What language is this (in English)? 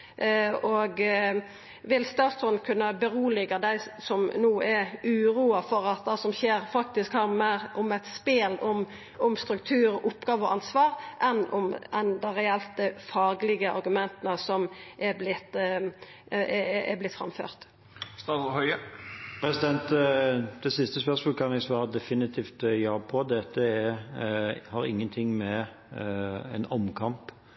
Norwegian